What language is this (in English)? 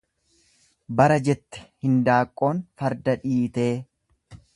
Oromo